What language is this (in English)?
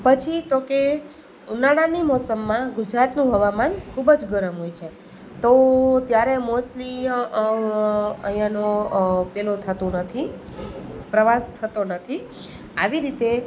Gujarati